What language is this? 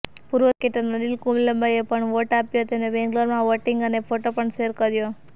Gujarati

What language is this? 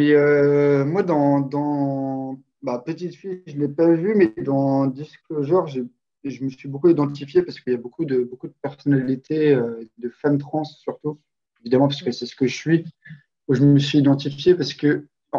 French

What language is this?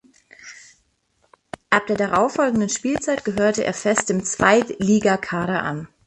German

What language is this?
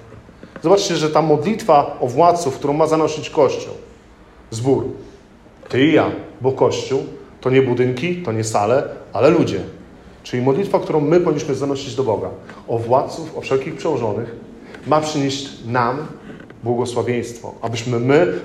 Polish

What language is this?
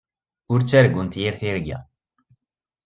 Kabyle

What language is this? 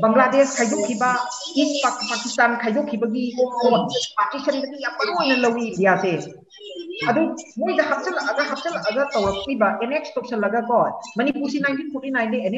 Vietnamese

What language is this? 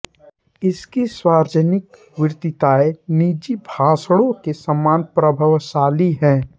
Hindi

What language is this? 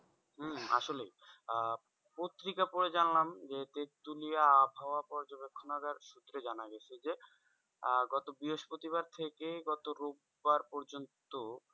Bangla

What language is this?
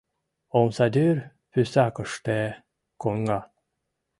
Mari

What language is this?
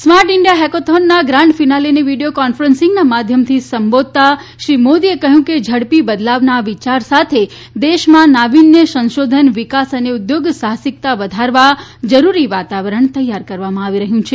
Gujarati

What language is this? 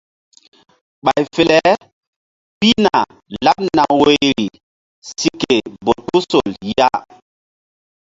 Mbum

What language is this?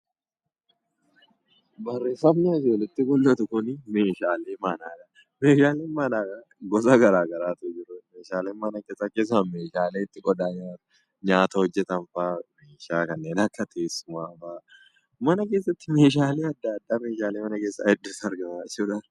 Oromo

